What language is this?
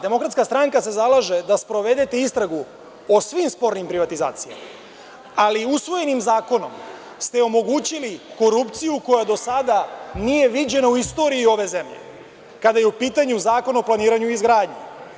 Serbian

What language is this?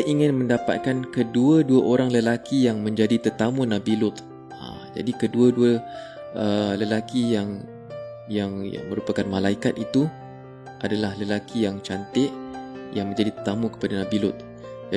Malay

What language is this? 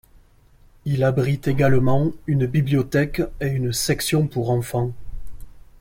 French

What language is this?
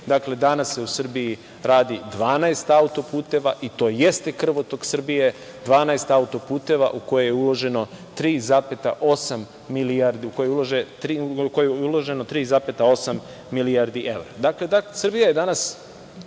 Serbian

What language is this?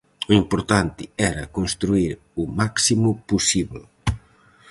Galician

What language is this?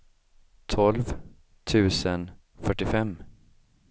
Swedish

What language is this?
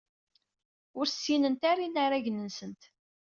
Kabyle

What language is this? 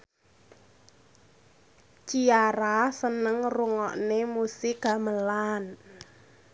Javanese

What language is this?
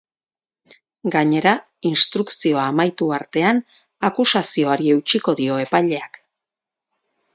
Basque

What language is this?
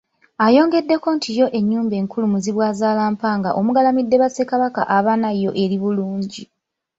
Ganda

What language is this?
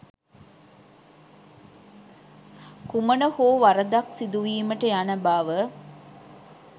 Sinhala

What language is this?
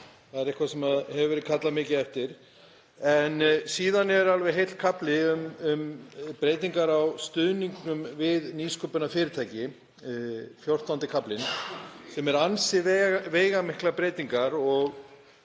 Icelandic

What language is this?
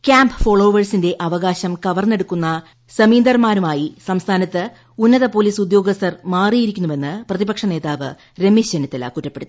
Malayalam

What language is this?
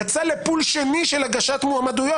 Hebrew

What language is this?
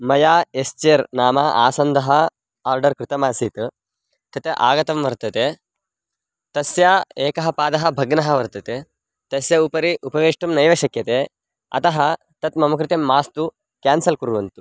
Sanskrit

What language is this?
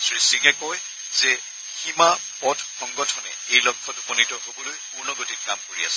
Assamese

